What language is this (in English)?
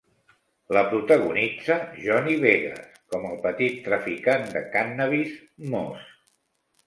Catalan